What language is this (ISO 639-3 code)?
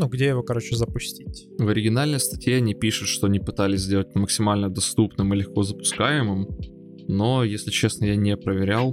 rus